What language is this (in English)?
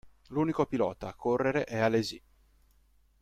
Italian